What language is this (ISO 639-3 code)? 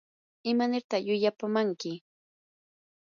qur